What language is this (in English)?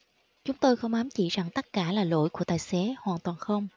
Vietnamese